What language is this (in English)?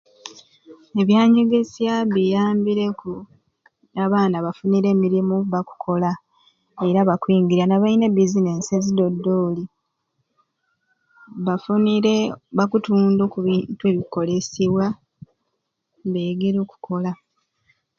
Ruuli